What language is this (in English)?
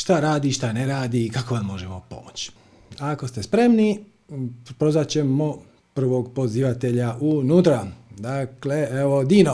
Croatian